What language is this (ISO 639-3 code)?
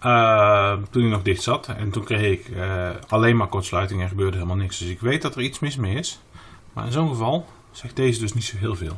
nld